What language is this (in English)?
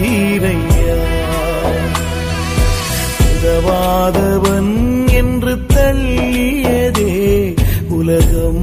Tamil